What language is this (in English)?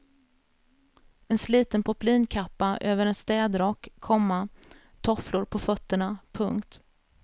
Swedish